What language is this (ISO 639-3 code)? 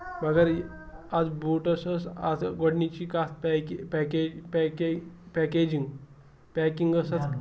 kas